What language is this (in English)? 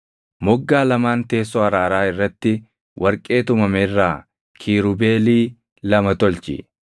Oromo